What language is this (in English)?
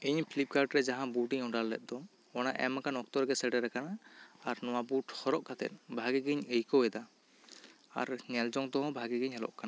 Santali